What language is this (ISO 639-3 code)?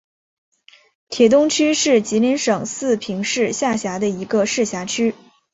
zho